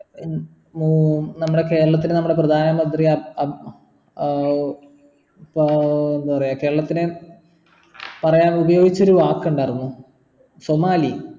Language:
Malayalam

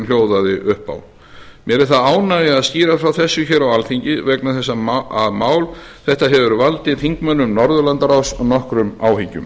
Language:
Icelandic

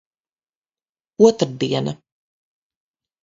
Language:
Latvian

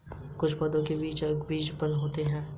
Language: Hindi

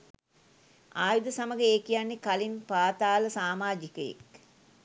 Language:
Sinhala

